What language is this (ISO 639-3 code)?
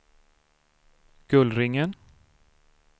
swe